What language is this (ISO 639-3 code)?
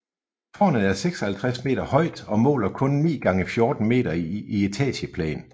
dan